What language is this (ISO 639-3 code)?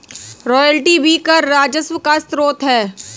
hin